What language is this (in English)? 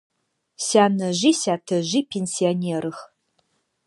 Adyghe